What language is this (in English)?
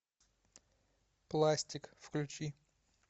Russian